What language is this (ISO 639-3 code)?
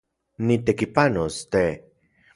ncx